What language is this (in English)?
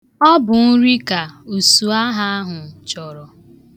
Igbo